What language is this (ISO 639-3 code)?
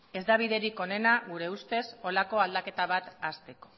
eus